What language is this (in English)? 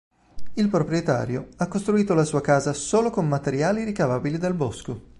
Italian